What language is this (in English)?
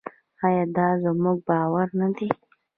Pashto